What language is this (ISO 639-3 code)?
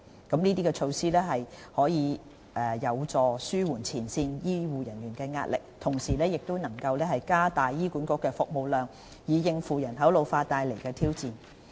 yue